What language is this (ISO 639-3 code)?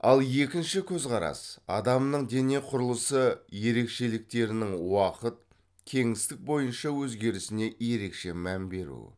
kaz